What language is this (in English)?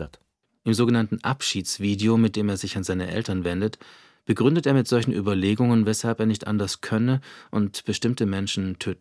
German